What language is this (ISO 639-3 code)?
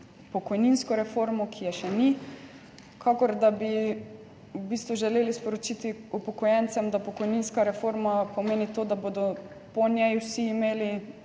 slv